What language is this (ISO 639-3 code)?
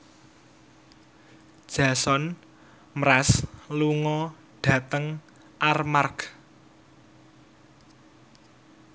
jav